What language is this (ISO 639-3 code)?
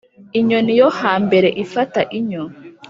kin